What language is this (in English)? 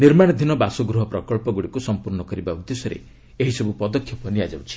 Odia